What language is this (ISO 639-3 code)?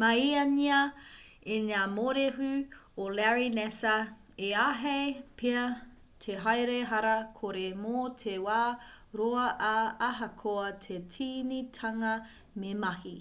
mri